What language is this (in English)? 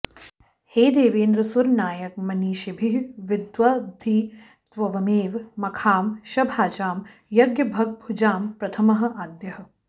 Sanskrit